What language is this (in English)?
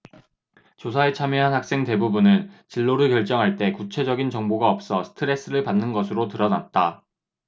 Korean